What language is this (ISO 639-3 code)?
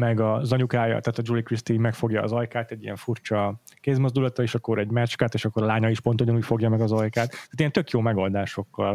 hun